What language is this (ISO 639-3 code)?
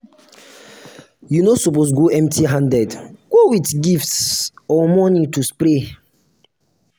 pcm